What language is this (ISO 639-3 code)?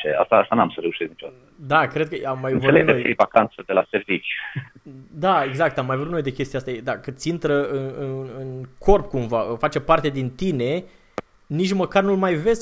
ron